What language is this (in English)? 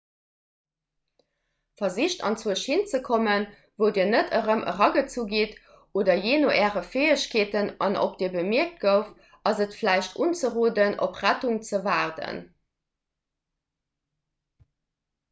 Luxembourgish